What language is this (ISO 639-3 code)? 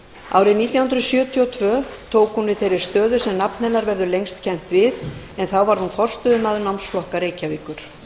isl